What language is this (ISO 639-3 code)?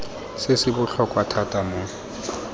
tsn